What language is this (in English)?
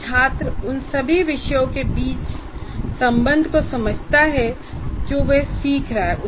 Hindi